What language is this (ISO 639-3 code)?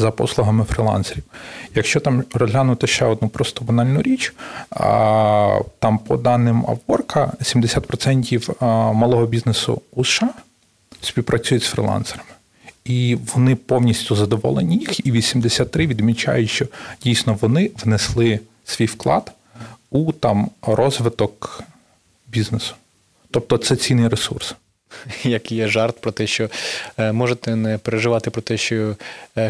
ukr